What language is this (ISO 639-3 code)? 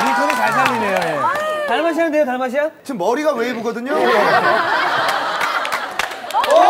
kor